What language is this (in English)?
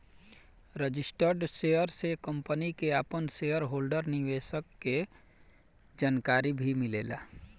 Bhojpuri